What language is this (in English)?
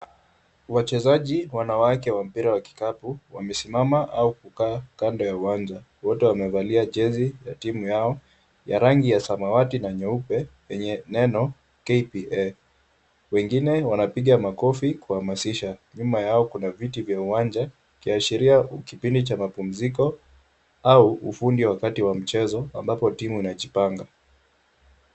Swahili